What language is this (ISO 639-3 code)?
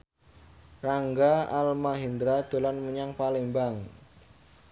jav